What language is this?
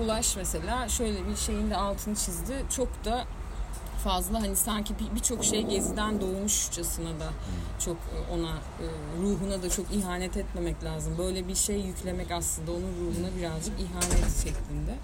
Turkish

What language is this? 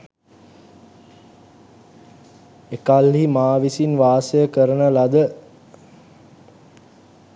Sinhala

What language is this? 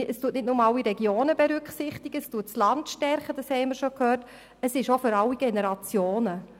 Swiss German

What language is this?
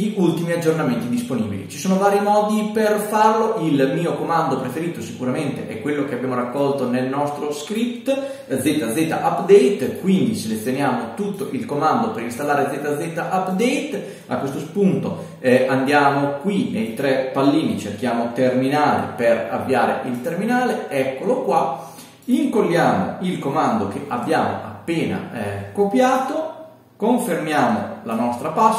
Italian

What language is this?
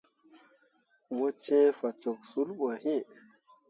Mundang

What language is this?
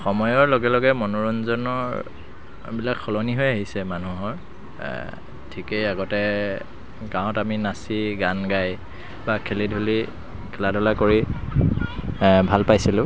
Assamese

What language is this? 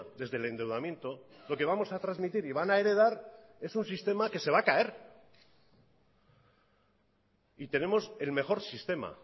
Spanish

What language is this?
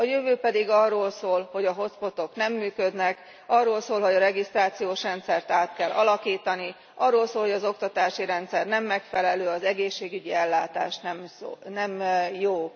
Hungarian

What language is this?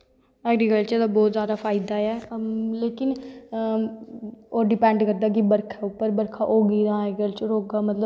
Dogri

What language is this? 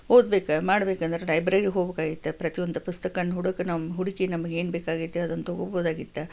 Kannada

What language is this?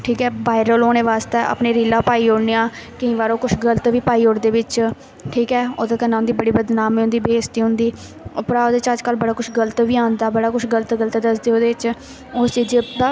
Dogri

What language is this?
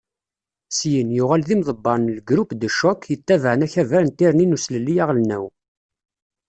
Kabyle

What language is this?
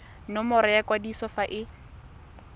Tswana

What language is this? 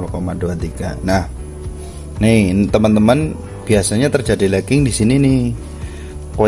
Indonesian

